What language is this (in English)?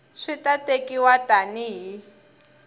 Tsonga